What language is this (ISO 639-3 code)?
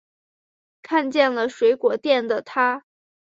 zho